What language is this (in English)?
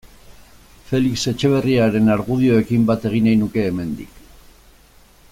Basque